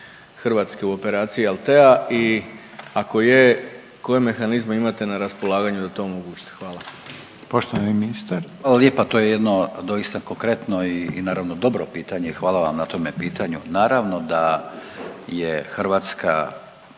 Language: Croatian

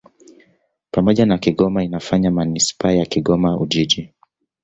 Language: Swahili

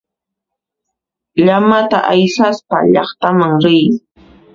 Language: Puno Quechua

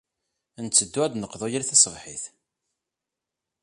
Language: Kabyle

